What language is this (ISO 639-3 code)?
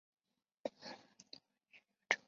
zho